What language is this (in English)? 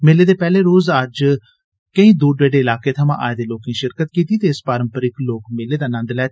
Dogri